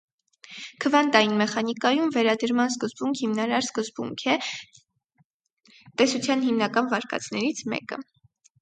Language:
Armenian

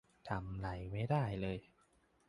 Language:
Thai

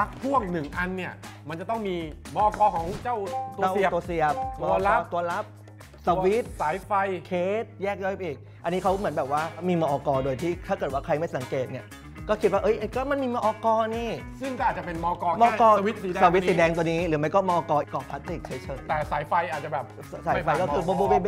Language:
Thai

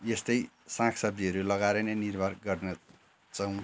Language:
Nepali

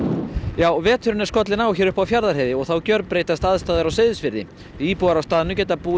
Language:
Icelandic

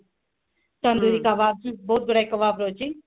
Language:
Odia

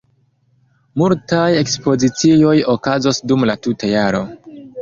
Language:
Esperanto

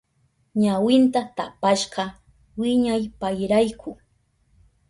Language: Southern Pastaza Quechua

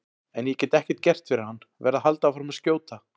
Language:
Icelandic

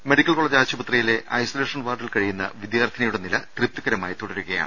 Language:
Malayalam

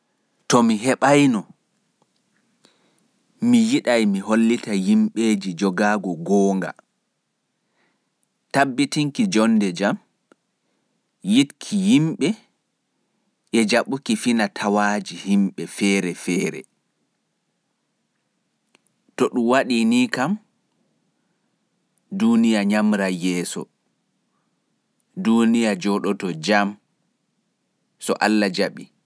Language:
Pular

